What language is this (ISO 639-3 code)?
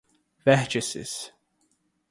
por